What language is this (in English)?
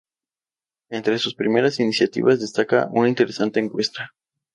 Spanish